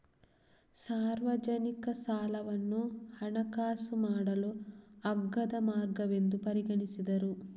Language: Kannada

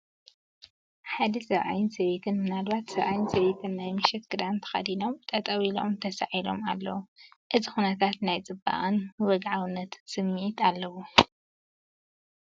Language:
Tigrinya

